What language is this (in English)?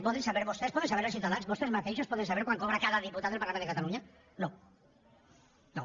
Catalan